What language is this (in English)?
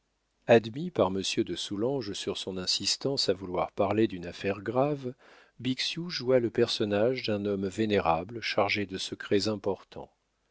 French